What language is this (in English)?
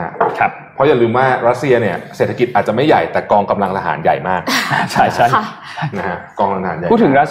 Thai